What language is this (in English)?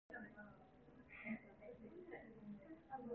Korean